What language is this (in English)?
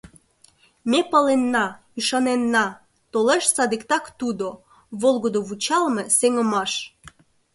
Mari